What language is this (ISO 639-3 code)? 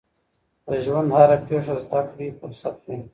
pus